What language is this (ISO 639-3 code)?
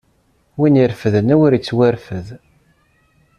kab